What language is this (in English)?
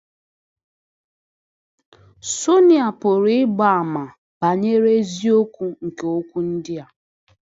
Igbo